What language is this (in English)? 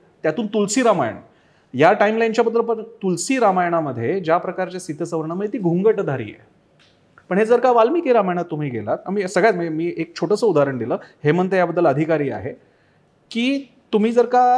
Marathi